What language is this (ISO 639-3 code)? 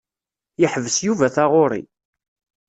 kab